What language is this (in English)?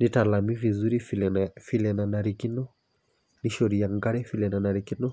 Masai